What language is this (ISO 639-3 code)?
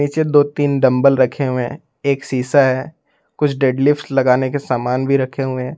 hin